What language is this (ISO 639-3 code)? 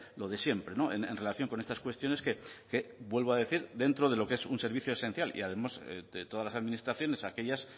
spa